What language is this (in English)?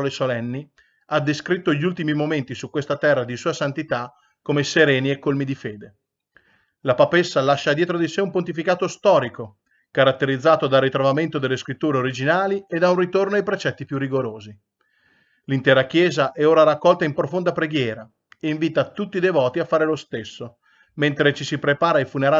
Italian